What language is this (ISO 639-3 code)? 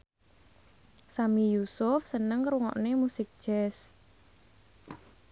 jav